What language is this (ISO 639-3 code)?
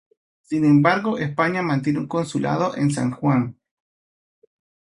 spa